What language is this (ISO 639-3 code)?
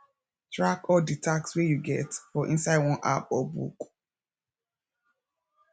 pcm